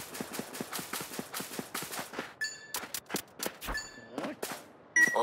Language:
Japanese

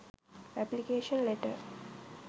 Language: Sinhala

